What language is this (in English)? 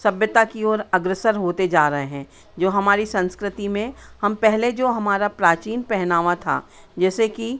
Hindi